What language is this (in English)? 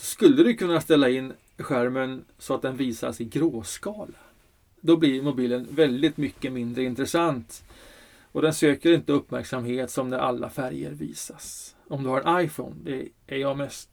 Swedish